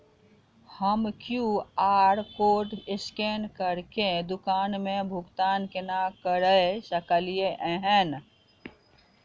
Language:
Maithili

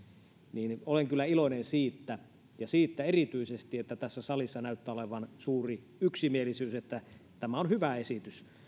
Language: Finnish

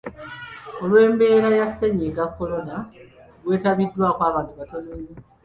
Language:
Ganda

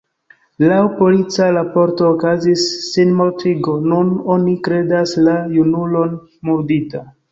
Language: Esperanto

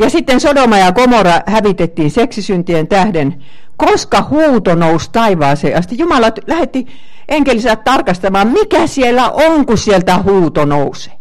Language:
Finnish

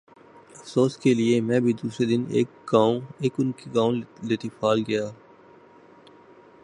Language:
Urdu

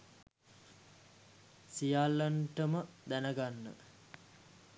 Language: Sinhala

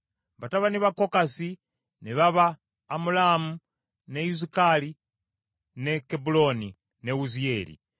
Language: Ganda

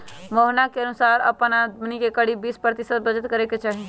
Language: Magahi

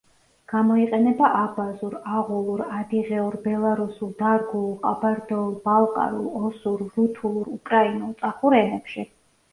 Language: Georgian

